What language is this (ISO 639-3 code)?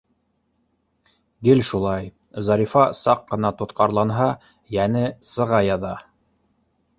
bak